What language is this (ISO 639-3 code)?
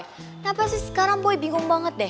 ind